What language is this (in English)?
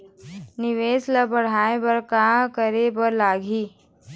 Chhattisgarhi